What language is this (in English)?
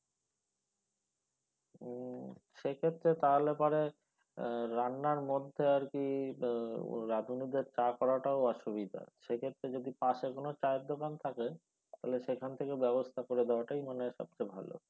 Bangla